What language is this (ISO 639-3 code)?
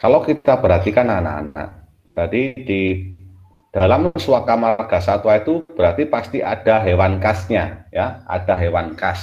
ind